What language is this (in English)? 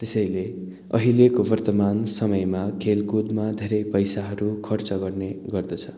Nepali